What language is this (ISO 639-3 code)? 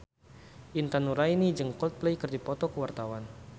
sun